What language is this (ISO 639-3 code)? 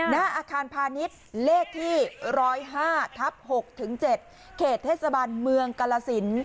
tha